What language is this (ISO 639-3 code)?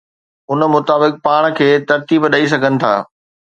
snd